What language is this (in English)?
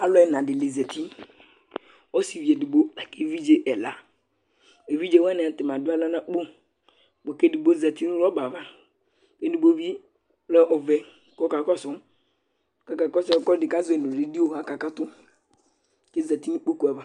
Ikposo